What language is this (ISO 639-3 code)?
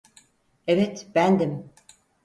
tur